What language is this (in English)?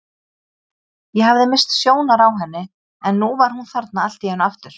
Icelandic